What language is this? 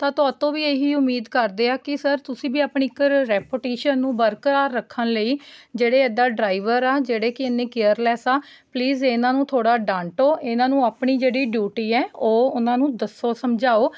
Punjabi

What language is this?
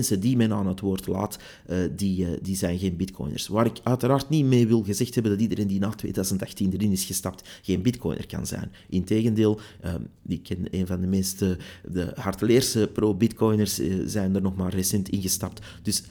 Dutch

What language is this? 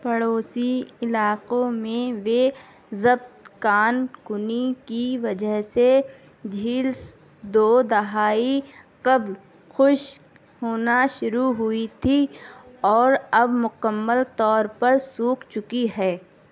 Urdu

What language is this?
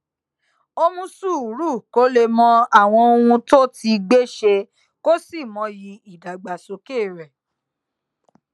Yoruba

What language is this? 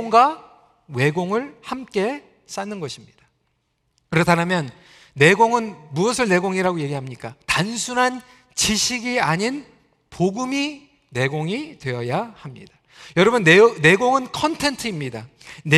Korean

